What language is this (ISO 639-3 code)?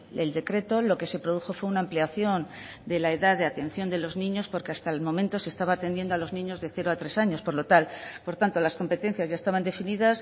spa